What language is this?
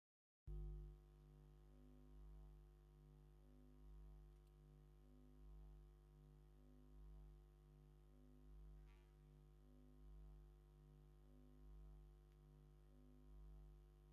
Tigrinya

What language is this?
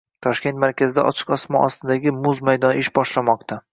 Uzbek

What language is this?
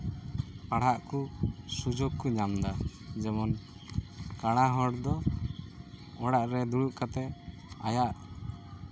Santali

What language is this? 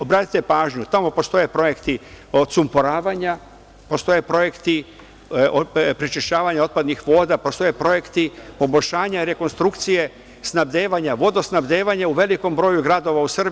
Serbian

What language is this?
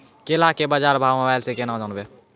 Maithili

